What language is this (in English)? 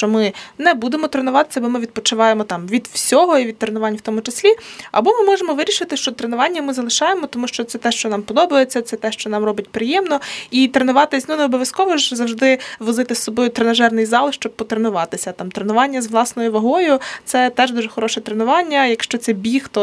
Ukrainian